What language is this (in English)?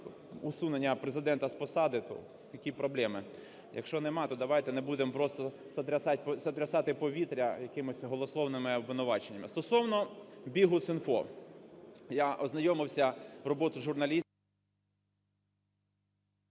Ukrainian